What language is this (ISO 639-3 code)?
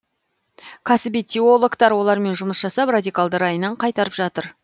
kaz